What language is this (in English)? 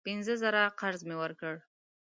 Pashto